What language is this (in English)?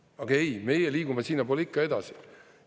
Estonian